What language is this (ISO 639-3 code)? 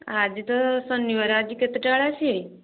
ori